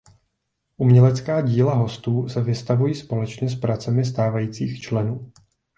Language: Czech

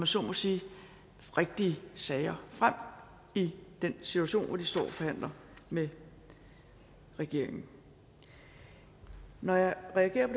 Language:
Danish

